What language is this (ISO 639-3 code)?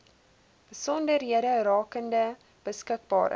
afr